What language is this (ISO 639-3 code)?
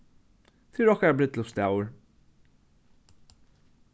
fao